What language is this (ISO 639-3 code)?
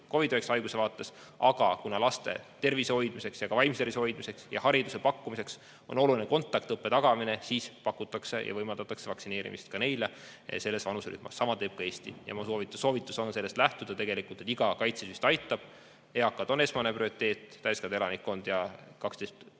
est